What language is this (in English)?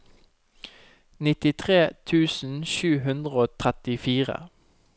Norwegian